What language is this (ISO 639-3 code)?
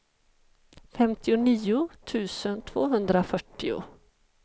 swe